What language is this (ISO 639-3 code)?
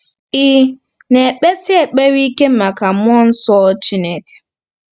ibo